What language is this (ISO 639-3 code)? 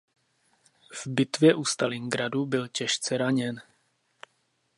ces